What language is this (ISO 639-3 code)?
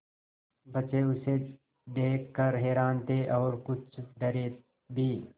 hin